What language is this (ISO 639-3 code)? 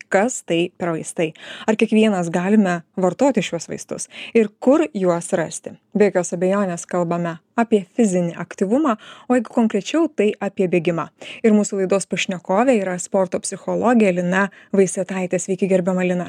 lit